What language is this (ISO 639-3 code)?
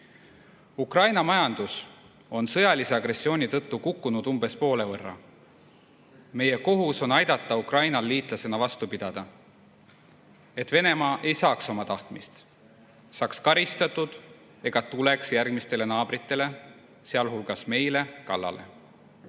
est